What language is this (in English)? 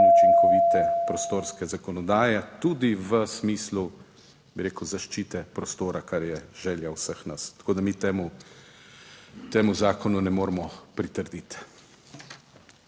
Slovenian